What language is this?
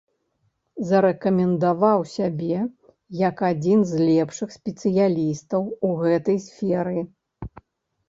Belarusian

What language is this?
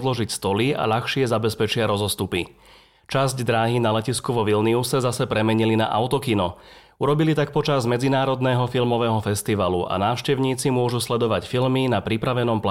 Slovak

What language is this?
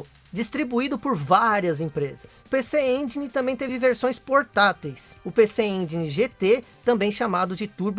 Portuguese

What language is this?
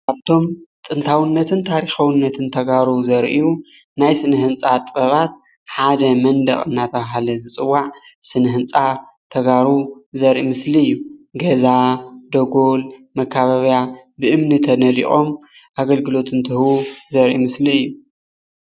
Tigrinya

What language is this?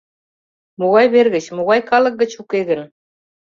Mari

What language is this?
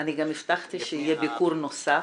Hebrew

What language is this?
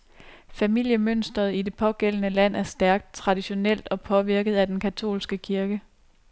Danish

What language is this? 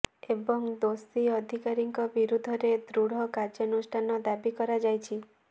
Odia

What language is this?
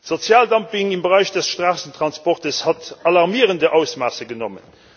German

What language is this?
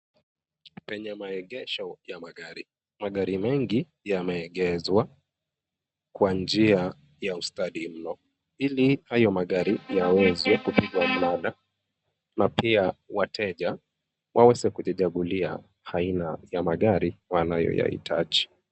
Swahili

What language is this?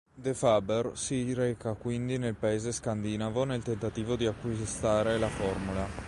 Italian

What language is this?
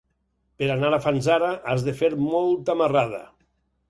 Catalan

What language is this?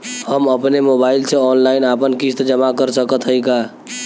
Bhojpuri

